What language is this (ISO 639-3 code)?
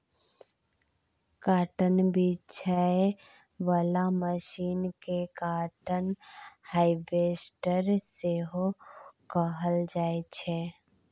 mai